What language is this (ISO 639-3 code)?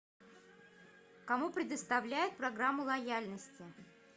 rus